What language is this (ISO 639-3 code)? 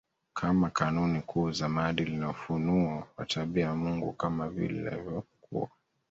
swa